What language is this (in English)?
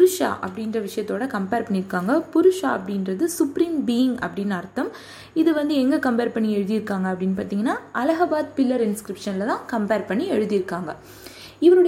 Tamil